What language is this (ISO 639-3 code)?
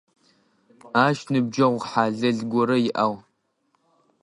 ady